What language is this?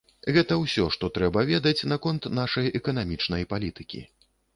Belarusian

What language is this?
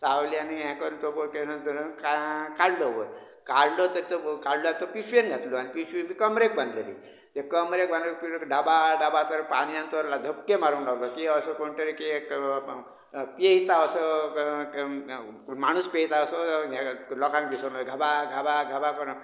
Konkani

